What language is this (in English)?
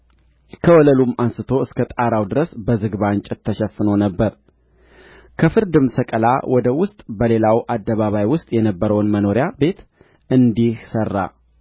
Amharic